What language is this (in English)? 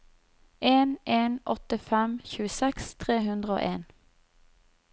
Norwegian